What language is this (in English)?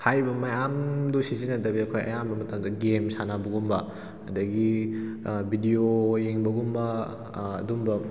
Manipuri